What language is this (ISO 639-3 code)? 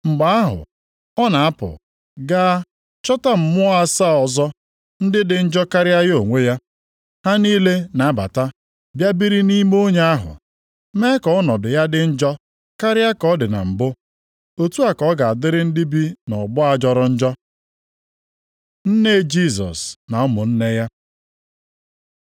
ibo